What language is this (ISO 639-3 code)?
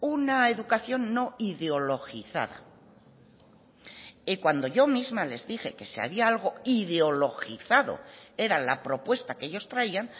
spa